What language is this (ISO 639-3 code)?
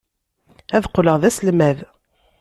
kab